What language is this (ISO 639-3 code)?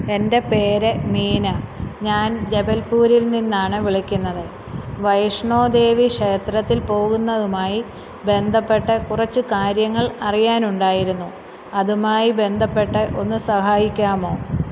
mal